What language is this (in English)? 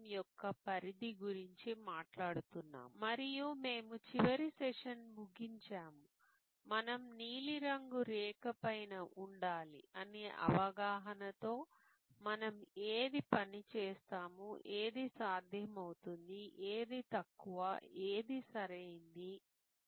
Telugu